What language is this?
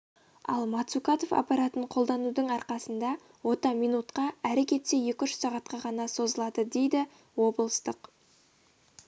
Kazakh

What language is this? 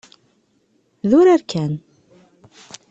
Kabyle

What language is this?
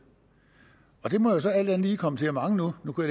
Danish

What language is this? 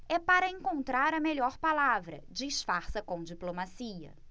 Portuguese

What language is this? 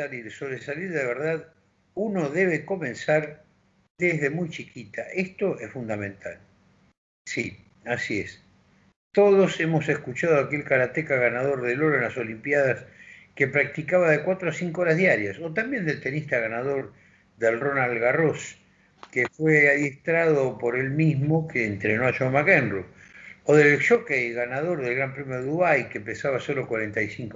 Spanish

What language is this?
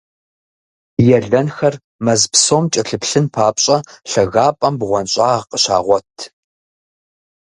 Kabardian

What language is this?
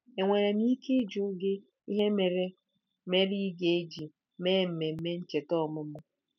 Igbo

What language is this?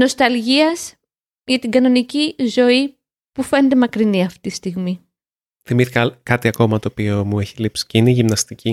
Greek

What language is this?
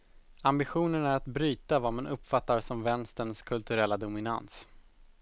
Swedish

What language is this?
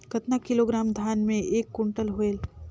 Chhattisgarhi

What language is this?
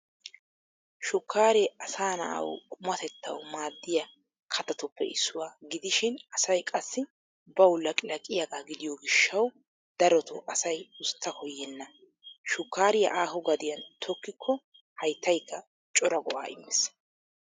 Wolaytta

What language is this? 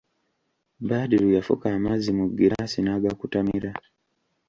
Ganda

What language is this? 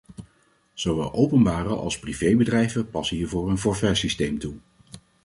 Dutch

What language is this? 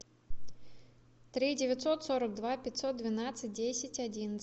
Russian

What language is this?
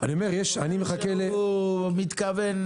Hebrew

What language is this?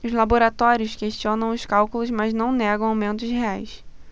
Portuguese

